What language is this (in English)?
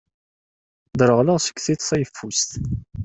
Kabyle